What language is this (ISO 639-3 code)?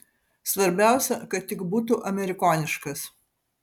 lit